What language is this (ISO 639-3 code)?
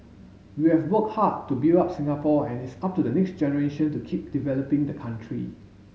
eng